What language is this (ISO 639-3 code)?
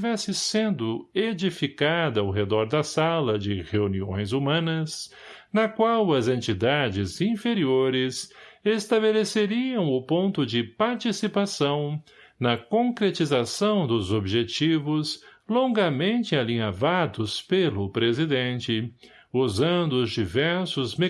por